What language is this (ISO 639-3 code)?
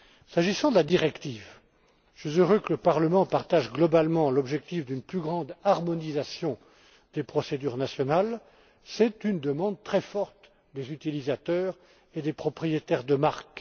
fra